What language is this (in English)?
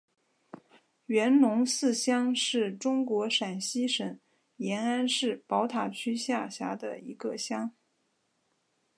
Chinese